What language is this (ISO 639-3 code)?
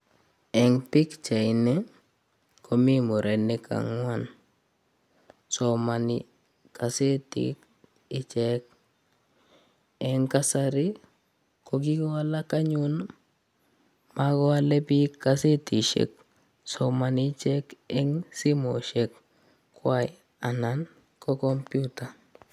kln